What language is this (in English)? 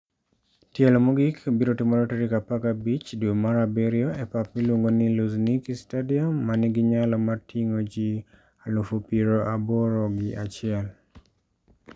Luo (Kenya and Tanzania)